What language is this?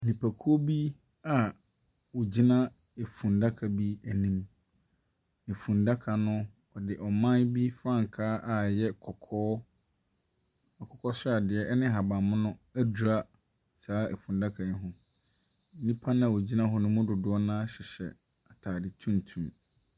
Akan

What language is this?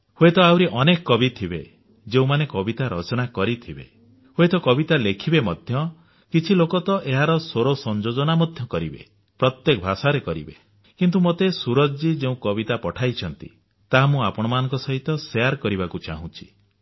Odia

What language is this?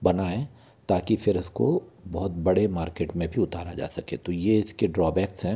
Hindi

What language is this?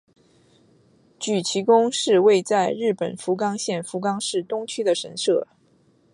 Chinese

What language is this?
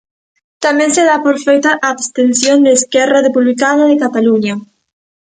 Galician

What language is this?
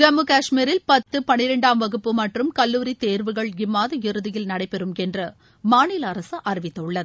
Tamil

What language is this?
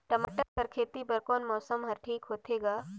Chhattisgarhi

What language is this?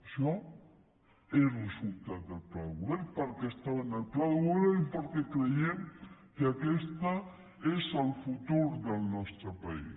Catalan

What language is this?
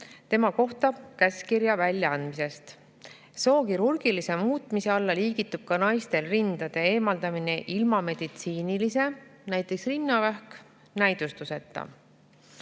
Estonian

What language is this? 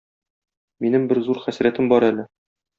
Tatar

